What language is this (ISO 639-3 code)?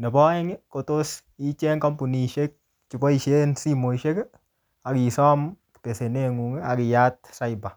kln